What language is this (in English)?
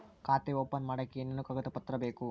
Kannada